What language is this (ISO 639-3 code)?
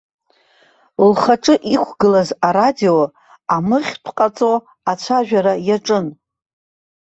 abk